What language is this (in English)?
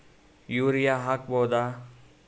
Kannada